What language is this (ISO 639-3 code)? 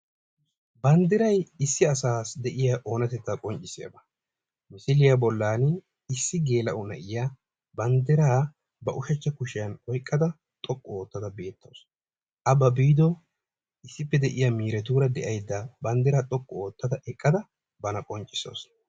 wal